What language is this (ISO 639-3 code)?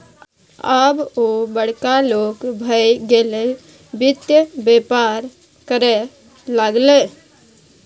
mai